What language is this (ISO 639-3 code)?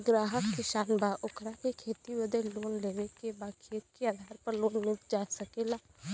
bho